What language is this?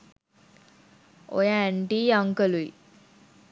Sinhala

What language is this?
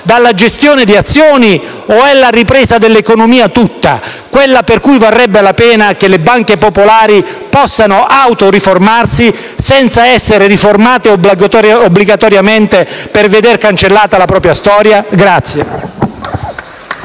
Italian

